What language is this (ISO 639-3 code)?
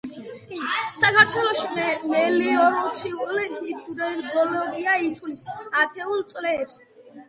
kat